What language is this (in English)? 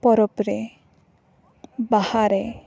Santali